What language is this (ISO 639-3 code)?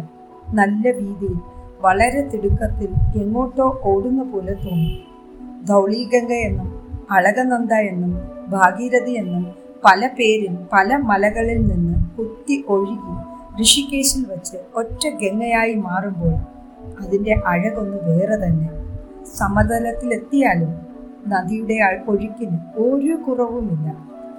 mal